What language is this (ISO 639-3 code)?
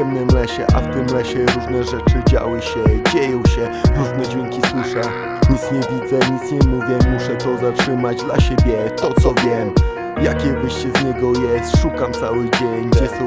pol